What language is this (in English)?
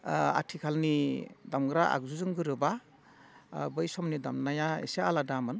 Bodo